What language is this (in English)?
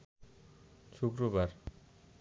Bangla